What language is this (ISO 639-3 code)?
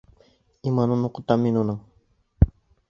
bak